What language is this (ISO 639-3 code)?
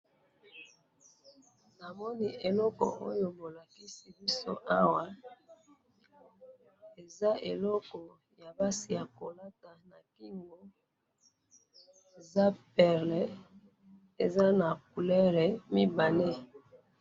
lin